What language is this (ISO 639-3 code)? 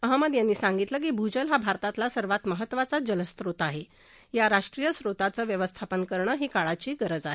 mar